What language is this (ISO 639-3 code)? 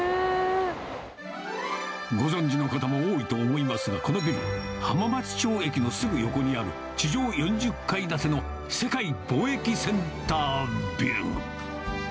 jpn